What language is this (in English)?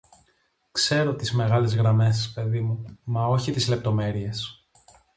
Greek